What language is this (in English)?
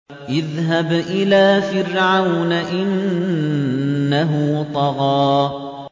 Arabic